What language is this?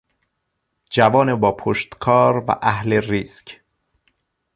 Persian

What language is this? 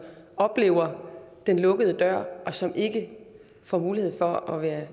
Danish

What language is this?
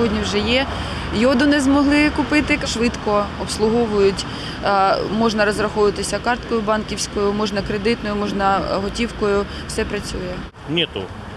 Ukrainian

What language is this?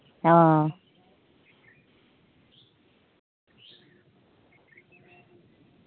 Santali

